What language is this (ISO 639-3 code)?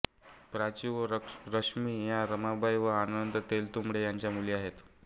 mar